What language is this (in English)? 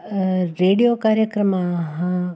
Sanskrit